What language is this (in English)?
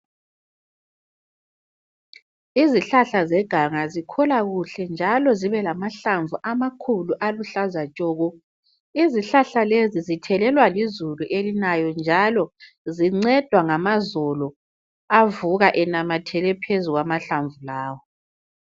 North Ndebele